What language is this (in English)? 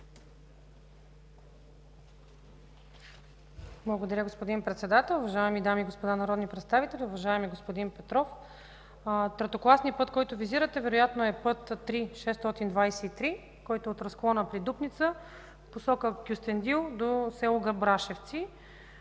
Bulgarian